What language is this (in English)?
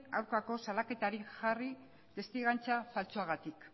Basque